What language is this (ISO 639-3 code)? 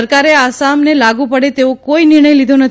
guj